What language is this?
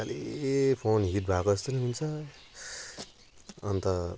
Nepali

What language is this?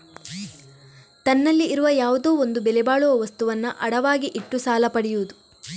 Kannada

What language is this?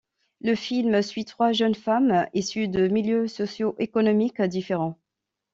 French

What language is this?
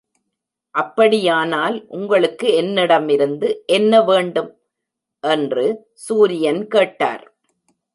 Tamil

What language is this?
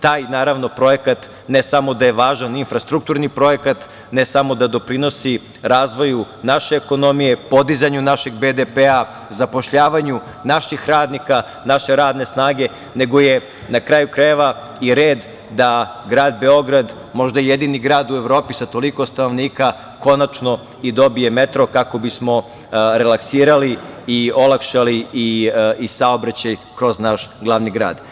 Serbian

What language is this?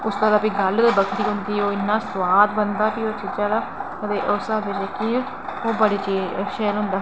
Dogri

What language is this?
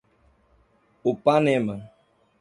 Portuguese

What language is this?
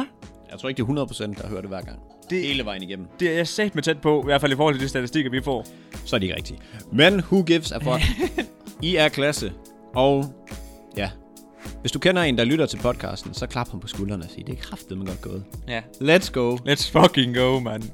Danish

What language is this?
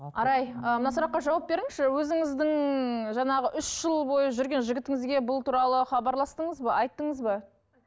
Kazakh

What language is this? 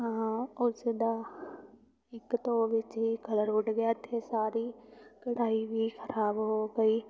Punjabi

